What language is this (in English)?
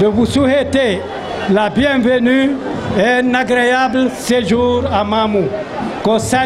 French